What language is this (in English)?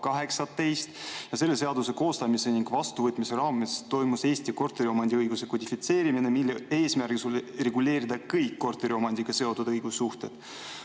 Estonian